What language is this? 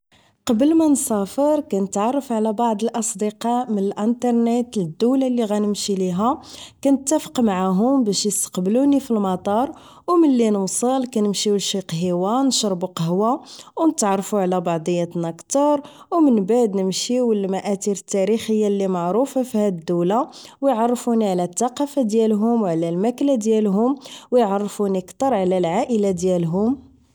Moroccan Arabic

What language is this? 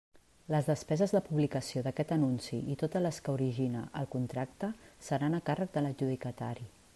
Catalan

